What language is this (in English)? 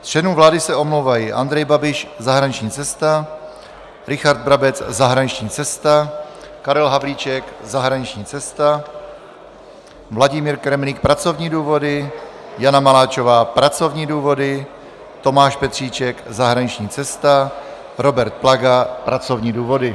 Czech